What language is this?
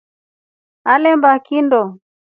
Rombo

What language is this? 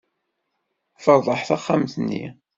Kabyle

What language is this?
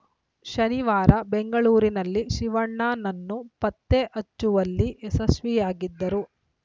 Kannada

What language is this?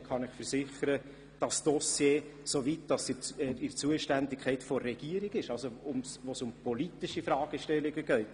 Swiss German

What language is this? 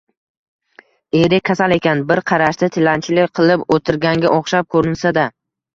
Uzbek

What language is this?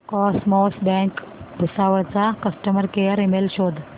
Marathi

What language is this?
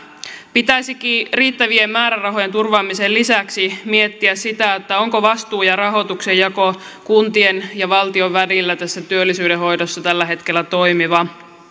Finnish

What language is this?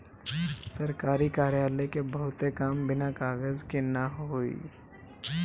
Bhojpuri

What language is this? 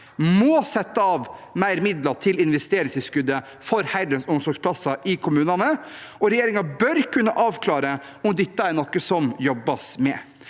Norwegian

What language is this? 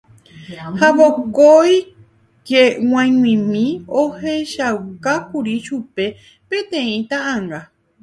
Guarani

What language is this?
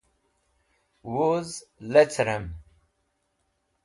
Wakhi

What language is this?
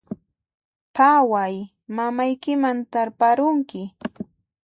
Puno Quechua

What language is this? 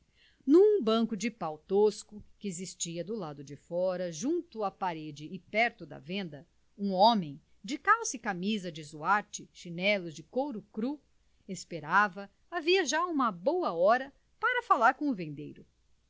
Portuguese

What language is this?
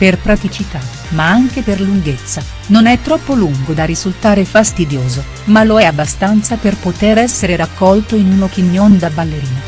Italian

